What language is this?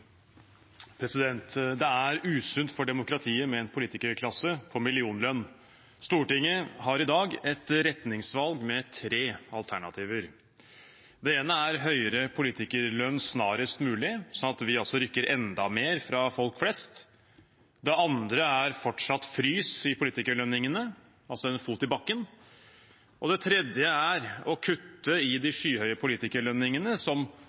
Norwegian Bokmål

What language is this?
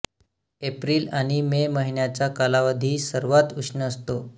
Marathi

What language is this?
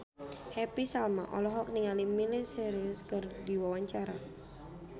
Sundanese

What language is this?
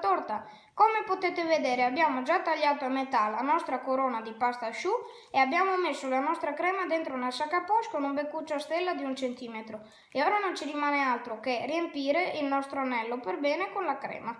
Italian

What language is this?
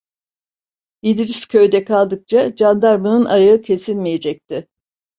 Turkish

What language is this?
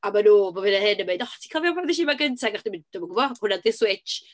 Welsh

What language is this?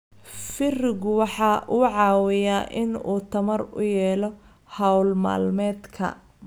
Somali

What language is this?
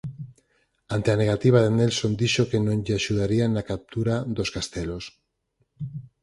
Galician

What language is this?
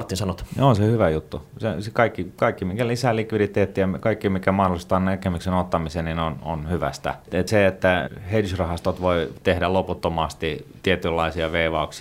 Finnish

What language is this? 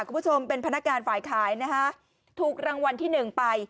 Thai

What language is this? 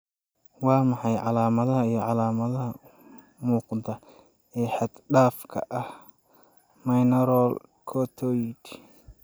Somali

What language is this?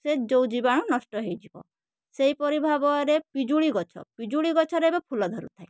Odia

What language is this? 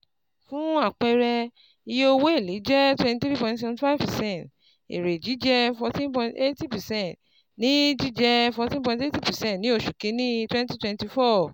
Yoruba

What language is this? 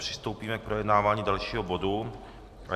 Czech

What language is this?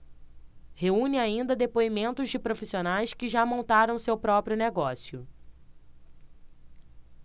Portuguese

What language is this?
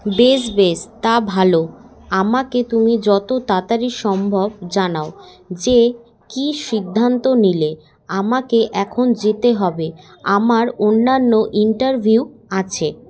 Bangla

